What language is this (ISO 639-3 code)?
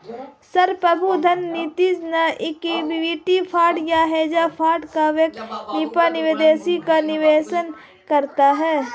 hin